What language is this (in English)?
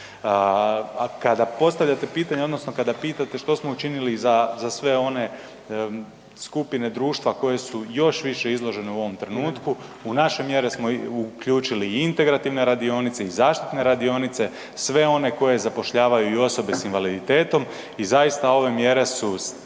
Croatian